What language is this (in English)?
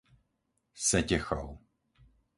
Slovak